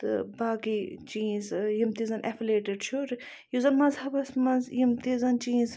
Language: Kashmiri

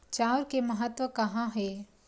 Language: Chhattisgarhi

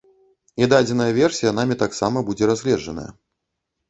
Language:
Belarusian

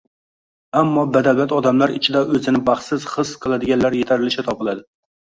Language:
Uzbek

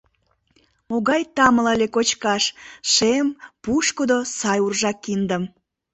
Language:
Mari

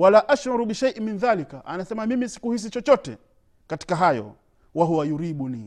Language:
Swahili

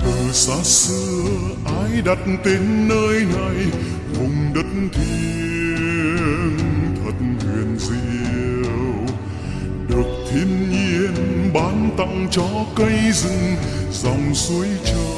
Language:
Vietnamese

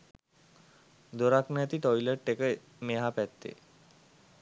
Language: Sinhala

